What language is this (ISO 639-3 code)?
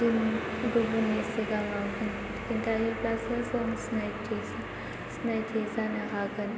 brx